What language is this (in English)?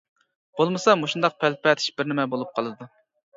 Uyghur